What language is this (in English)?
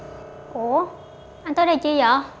Vietnamese